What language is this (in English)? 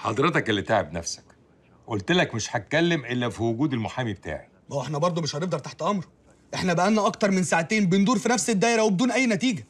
Arabic